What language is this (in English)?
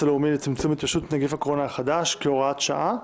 Hebrew